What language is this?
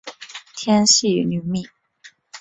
Chinese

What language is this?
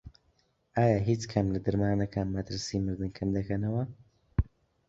Central Kurdish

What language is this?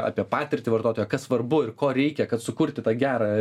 Lithuanian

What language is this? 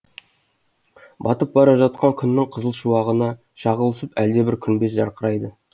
Kazakh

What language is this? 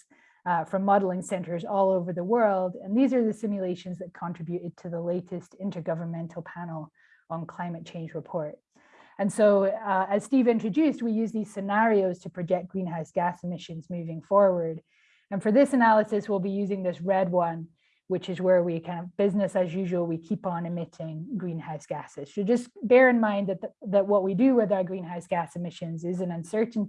English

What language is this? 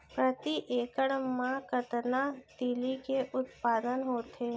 Chhattisgarhi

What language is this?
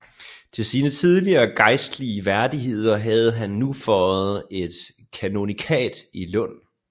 Danish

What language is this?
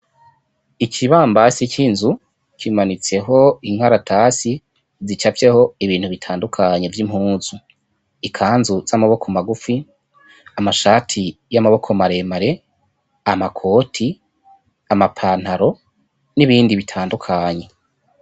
Rundi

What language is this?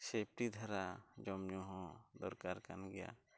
Santali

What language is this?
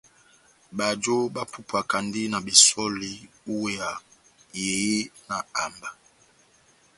Batanga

